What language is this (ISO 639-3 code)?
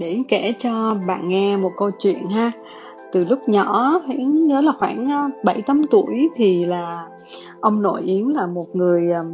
vie